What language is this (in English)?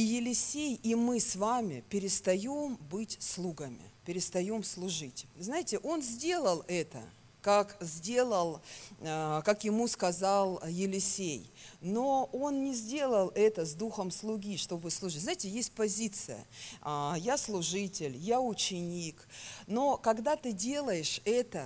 Russian